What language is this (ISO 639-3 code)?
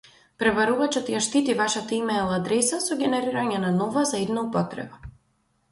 mkd